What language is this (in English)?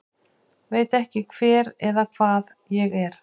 Icelandic